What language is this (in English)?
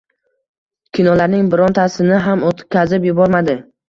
Uzbek